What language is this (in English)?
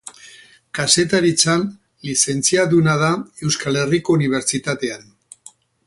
Basque